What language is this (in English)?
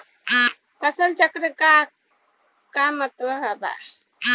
Bhojpuri